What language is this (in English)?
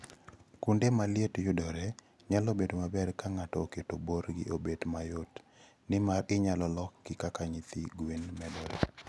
Luo (Kenya and Tanzania)